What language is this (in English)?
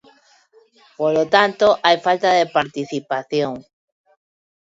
Galician